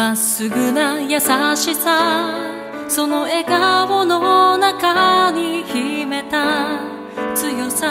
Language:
Japanese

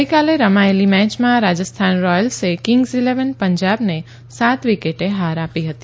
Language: Gujarati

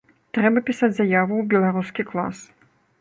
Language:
Belarusian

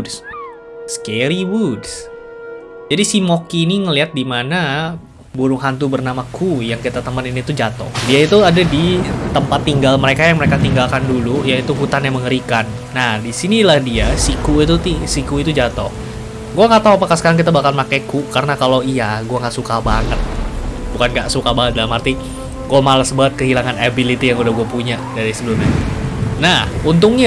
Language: Indonesian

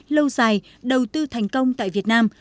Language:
Vietnamese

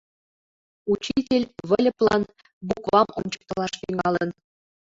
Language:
Mari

